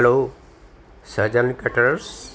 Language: Gujarati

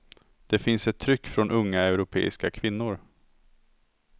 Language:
Swedish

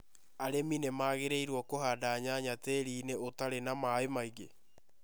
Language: Kikuyu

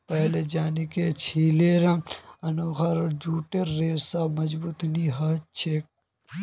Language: Magahi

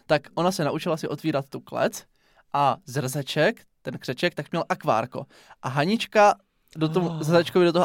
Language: Czech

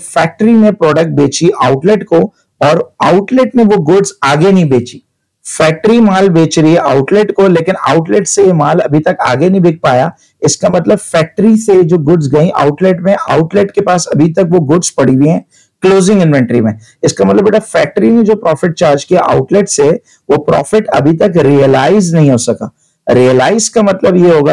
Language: Hindi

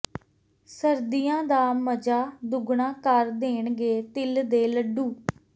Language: Punjabi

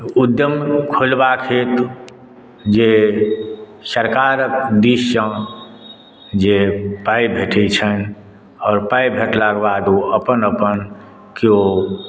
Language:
Maithili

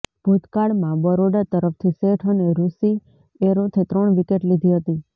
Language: Gujarati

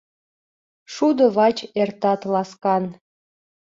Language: Mari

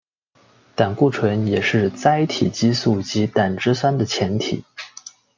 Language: Chinese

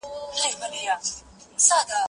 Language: Pashto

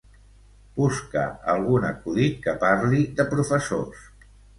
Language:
Catalan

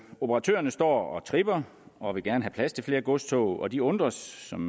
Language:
Danish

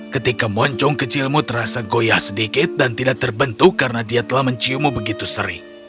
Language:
Indonesian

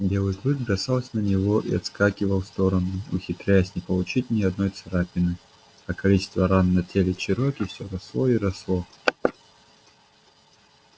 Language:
Russian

